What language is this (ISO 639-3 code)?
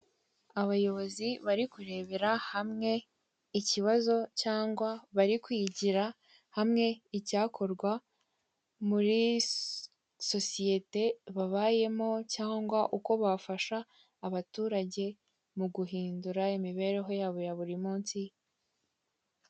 kin